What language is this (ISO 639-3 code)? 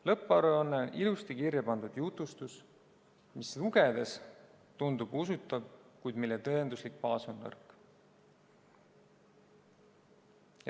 est